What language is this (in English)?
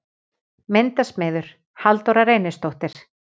Icelandic